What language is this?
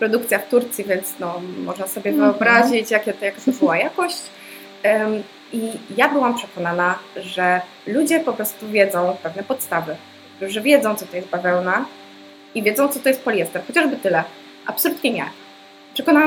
Polish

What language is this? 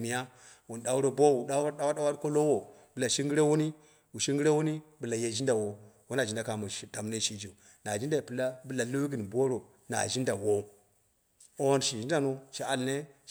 Dera (Nigeria)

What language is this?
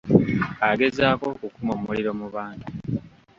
Ganda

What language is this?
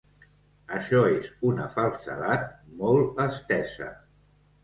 Catalan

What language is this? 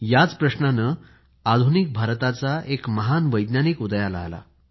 Marathi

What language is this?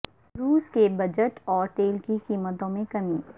Urdu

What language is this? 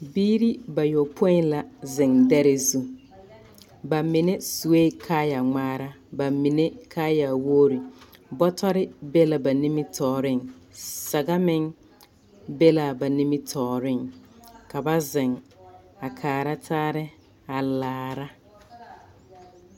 Southern Dagaare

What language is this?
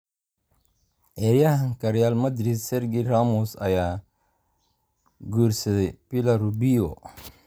Somali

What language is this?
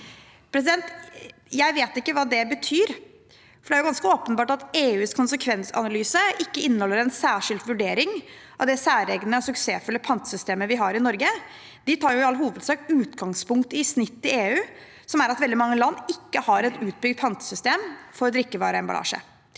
Norwegian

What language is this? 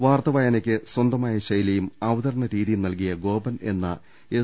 Malayalam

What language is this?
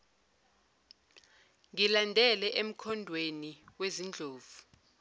Zulu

